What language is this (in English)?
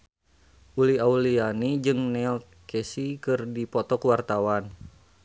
Sundanese